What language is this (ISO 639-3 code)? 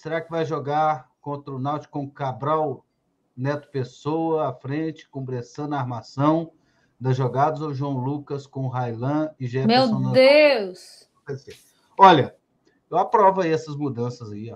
por